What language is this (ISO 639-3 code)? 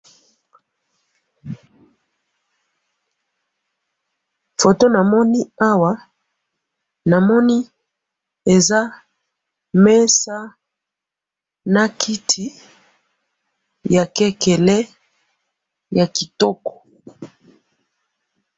lin